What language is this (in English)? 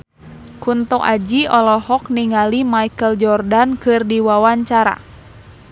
Sundanese